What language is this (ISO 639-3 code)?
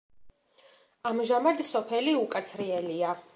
kat